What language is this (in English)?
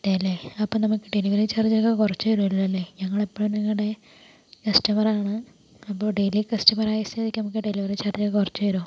Malayalam